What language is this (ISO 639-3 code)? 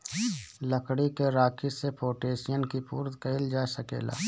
bho